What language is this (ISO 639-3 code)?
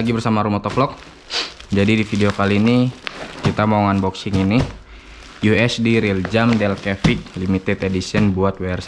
ind